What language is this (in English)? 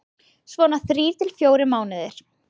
Icelandic